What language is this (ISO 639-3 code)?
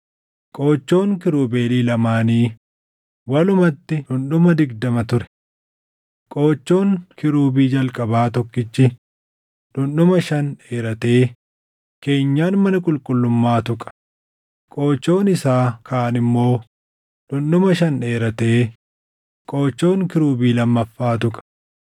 orm